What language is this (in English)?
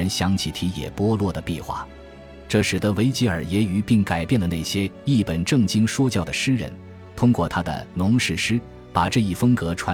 Chinese